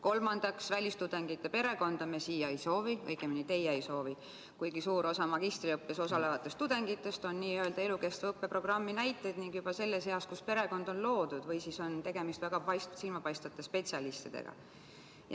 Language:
Estonian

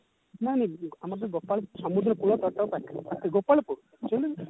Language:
Odia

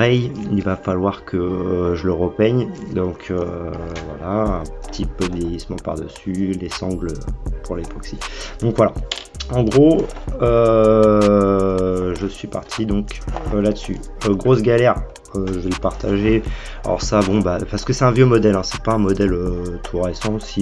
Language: French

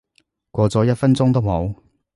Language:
Cantonese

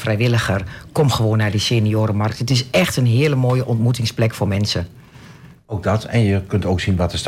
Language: Dutch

